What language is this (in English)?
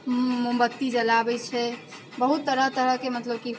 Maithili